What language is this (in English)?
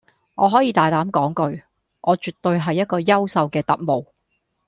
Cantonese